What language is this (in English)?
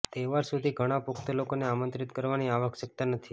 Gujarati